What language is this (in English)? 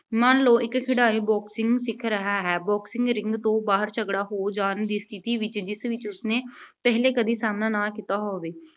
Punjabi